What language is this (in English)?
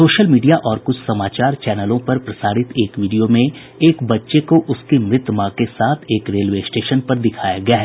Hindi